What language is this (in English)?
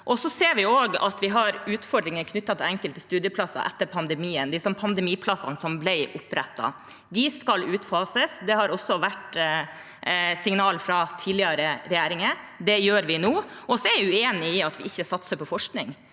Norwegian